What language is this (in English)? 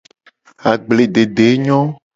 Gen